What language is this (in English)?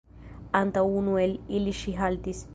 Esperanto